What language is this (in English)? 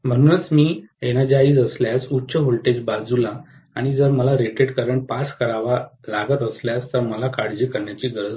Marathi